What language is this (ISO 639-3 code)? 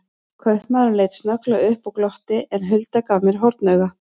isl